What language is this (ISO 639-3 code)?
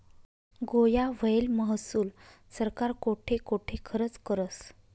mar